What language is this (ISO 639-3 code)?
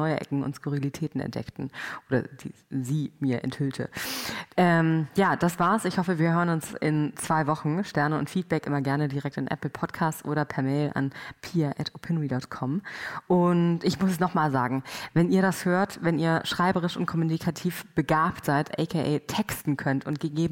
deu